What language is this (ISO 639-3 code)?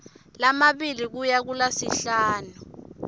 ssw